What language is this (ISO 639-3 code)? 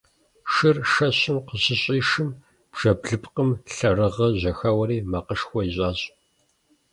kbd